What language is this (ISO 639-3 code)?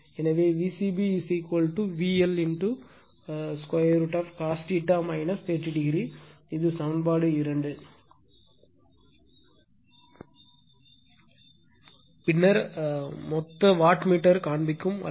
tam